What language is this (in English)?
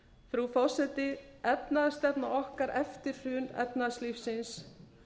Icelandic